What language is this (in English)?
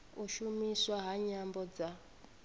Venda